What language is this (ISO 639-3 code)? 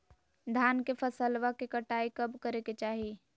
mag